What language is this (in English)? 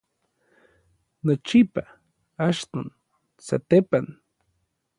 Orizaba Nahuatl